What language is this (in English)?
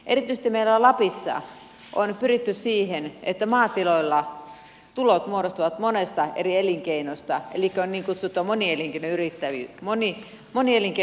Finnish